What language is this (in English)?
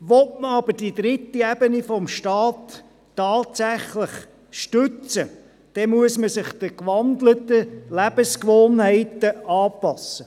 Swiss German